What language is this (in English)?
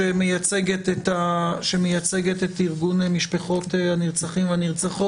Hebrew